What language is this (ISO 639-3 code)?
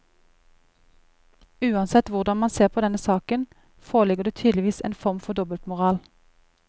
nor